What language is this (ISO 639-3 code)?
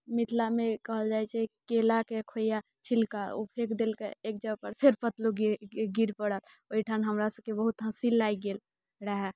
mai